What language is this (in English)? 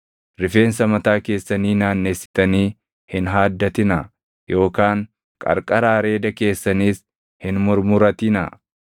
Oromo